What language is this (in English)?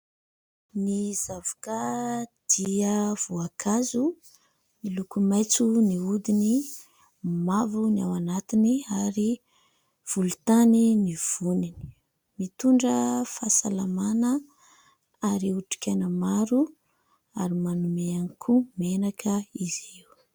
Malagasy